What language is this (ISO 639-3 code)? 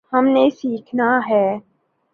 urd